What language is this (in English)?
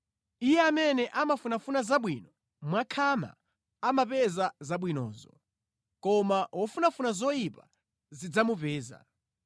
Nyanja